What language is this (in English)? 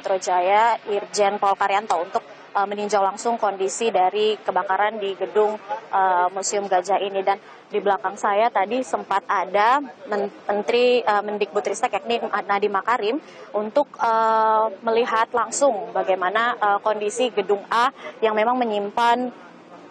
Indonesian